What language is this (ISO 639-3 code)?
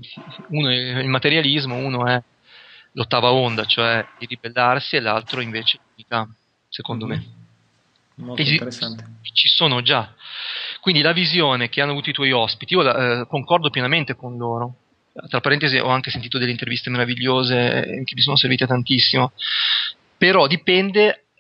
ita